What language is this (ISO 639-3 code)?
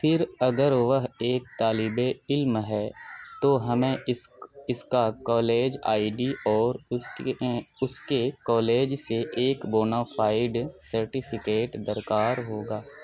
urd